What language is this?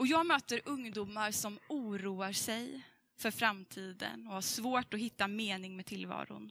Swedish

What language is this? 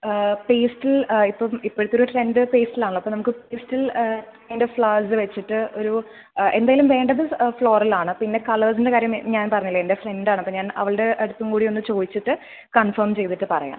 Malayalam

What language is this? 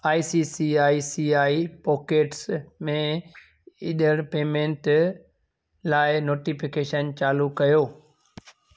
Sindhi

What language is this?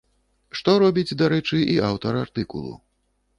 Belarusian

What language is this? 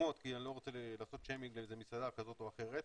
Hebrew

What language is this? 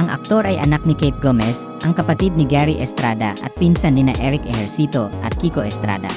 Filipino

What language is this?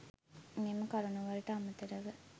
Sinhala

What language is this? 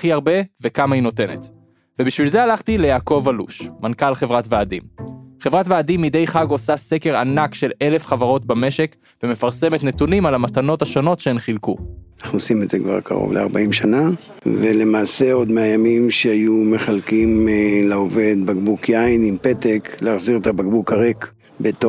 Hebrew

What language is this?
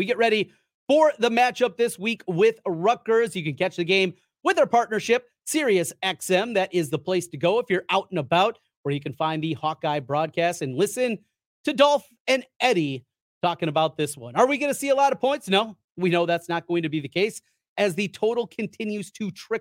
English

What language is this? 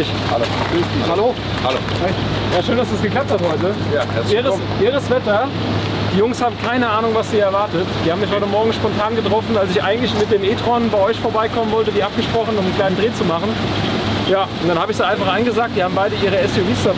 German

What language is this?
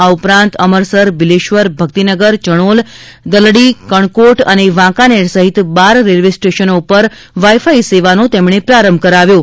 Gujarati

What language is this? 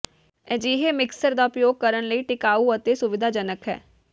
Punjabi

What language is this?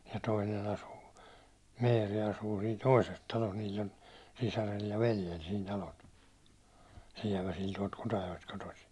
Finnish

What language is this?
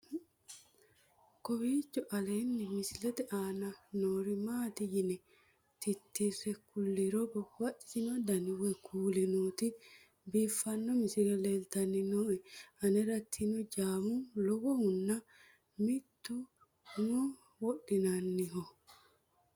Sidamo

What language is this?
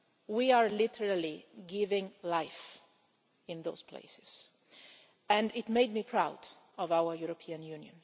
English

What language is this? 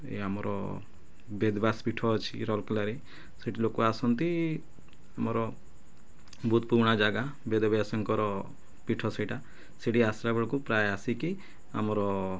Odia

